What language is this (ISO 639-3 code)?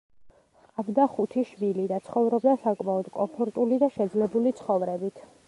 kat